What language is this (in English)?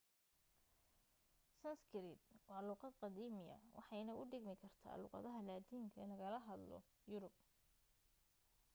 Somali